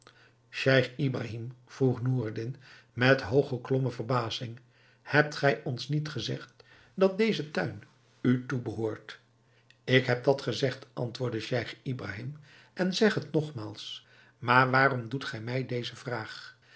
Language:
Dutch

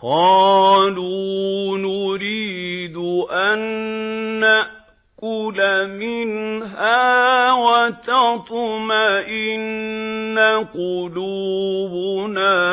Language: Arabic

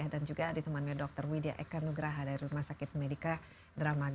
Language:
Indonesian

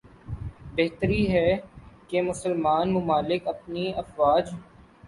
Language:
Urdu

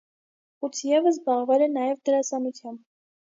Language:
Armenian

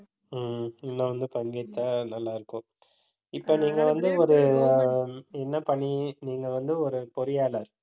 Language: Tamil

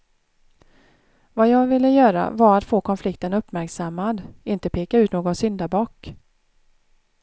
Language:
Swedish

